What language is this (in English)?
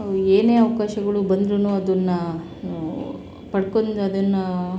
Kannada